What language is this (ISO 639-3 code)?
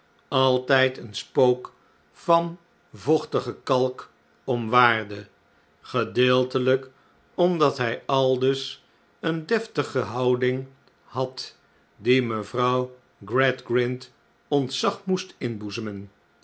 nld